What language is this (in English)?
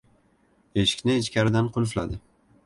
Uzbek